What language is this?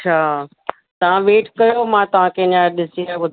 Sindhi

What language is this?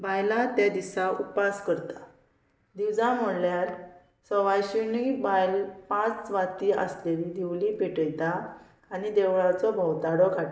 Konkani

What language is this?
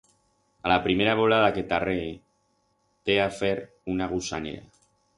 Aragonese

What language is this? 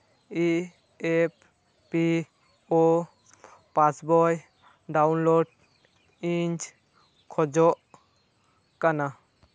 Santali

